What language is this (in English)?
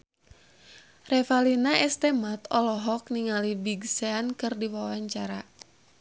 Sundanese